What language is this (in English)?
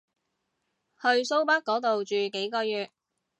Cantonese